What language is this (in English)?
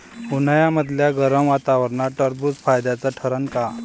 Marathi